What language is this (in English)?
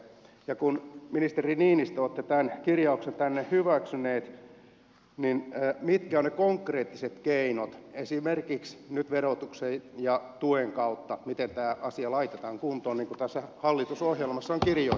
Finnish